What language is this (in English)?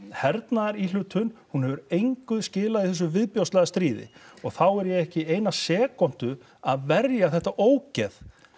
Icelandic